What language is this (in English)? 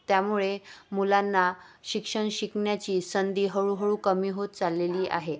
Marathi